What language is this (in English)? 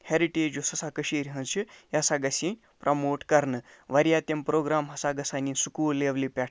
Kashmiri